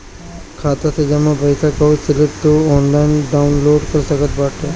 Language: Bhojpuri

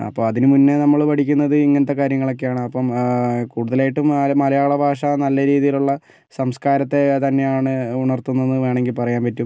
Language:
Malayalam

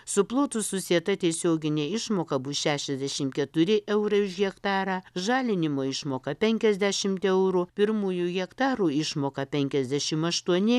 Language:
Lithuanian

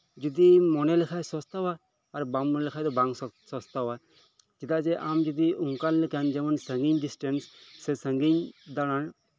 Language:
Santali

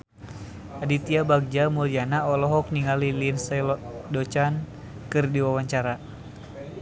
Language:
Sundanese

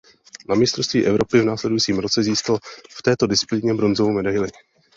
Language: Czech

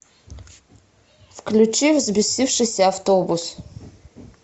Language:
Russian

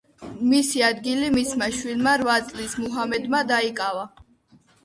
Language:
Georgian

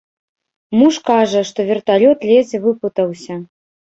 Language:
Belarusian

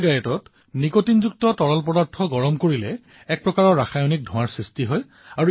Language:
Assamese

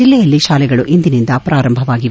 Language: Kannada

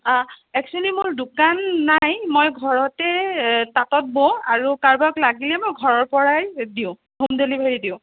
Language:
Assamese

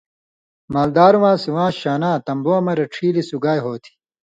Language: Indus Kohistani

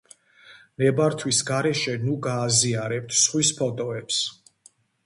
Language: Georgian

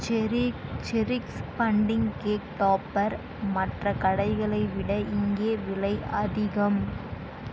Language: Tamil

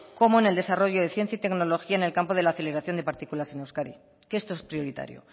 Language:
Spanish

